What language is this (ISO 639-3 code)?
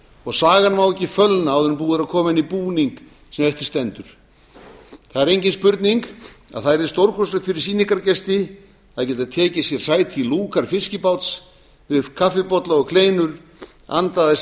isl